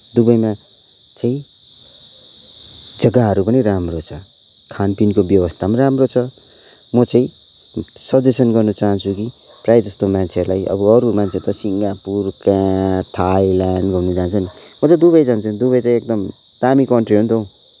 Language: Nepali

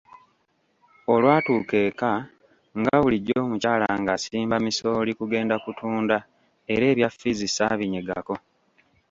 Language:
Ganda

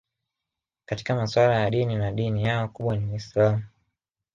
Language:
Swahili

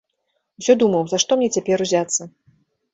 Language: Belarusian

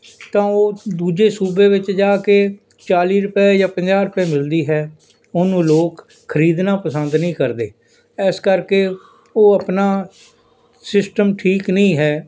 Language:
Punjabi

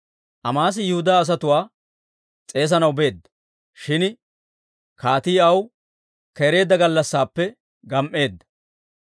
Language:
Dawro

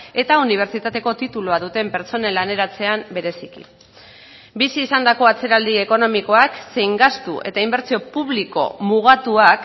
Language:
Basque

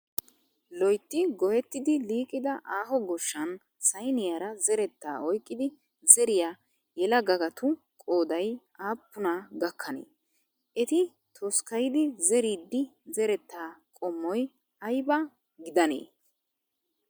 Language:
Wolaytta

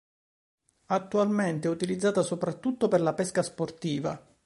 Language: Italian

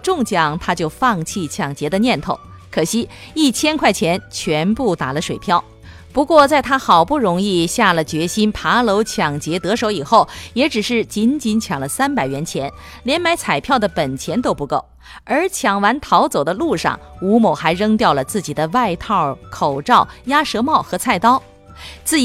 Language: Chinese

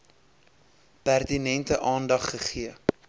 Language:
Afrikaans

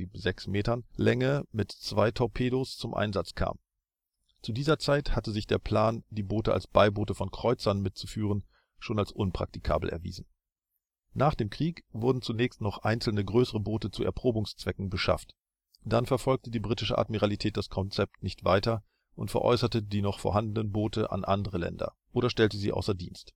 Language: German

